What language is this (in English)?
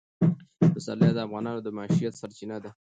Pashto